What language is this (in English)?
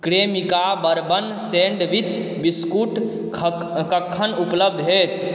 Maithili